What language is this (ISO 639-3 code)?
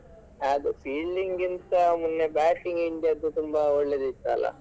kan